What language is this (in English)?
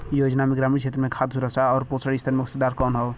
Bhojpuri